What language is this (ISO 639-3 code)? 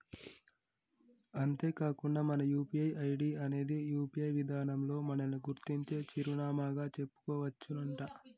tel